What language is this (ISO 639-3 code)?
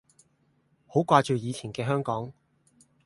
yue